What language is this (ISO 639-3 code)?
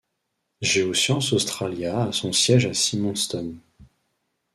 fra